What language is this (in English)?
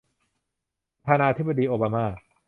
Thai